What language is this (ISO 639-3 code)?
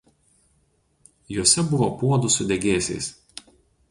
lit